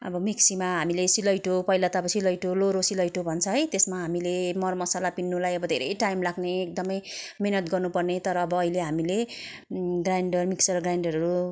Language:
Nepali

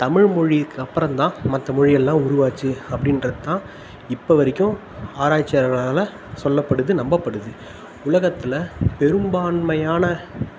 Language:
Tamil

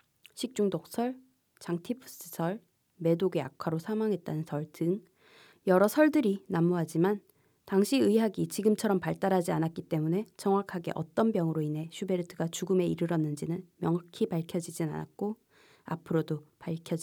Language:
Korean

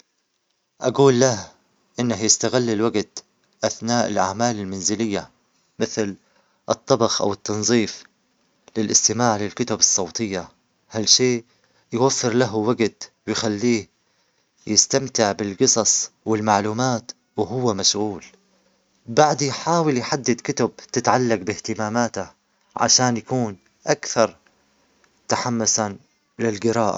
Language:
Omani Arabic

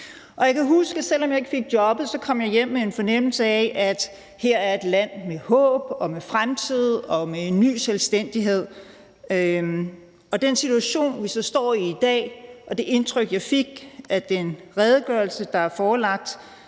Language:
Danish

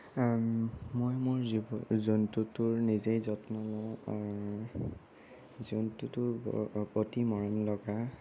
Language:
Assamese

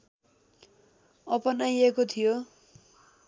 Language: Nepali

